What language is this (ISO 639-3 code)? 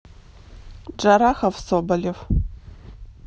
rus